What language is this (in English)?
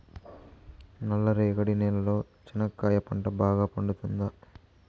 Telugu